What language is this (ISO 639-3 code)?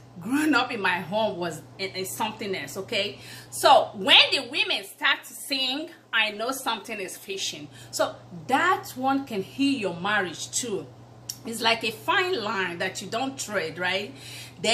eng